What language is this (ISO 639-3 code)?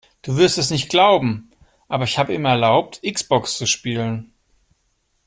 deu